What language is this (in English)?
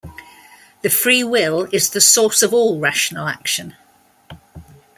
English